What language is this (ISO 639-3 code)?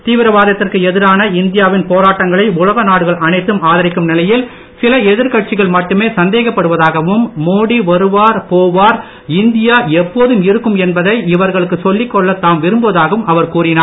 tam